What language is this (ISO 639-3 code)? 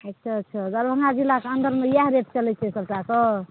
mai